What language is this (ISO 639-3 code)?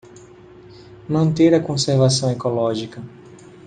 por